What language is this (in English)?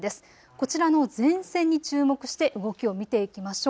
Japanese